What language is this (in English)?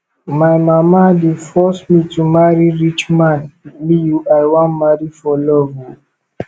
Nigerian Pidgin